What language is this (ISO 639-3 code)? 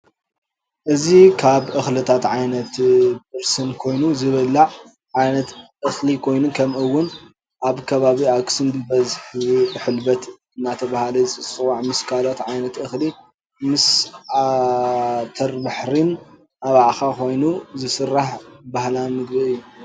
tir